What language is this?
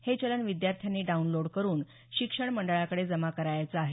Marathi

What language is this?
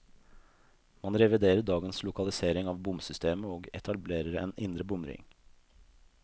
Norwegian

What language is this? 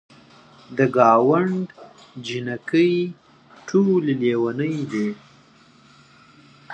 Pashto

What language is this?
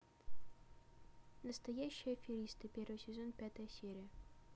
Russian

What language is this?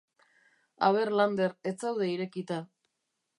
Basque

